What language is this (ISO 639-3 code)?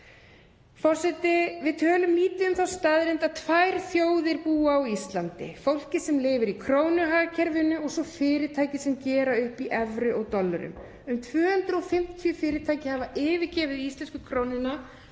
isl